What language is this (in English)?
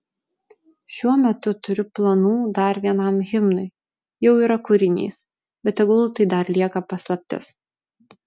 Lithuanian